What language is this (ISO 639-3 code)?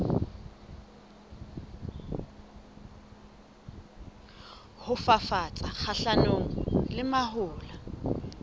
sot